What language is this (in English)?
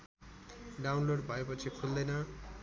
Nepali